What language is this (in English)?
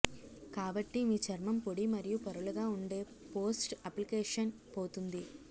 Telugu